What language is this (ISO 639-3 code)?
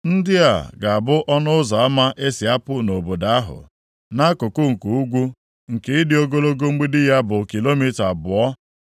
ibo